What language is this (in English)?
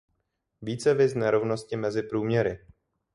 Czech